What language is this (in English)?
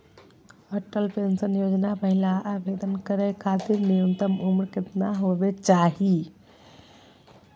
Magahi